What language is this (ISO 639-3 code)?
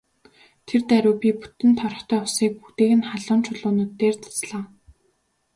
mon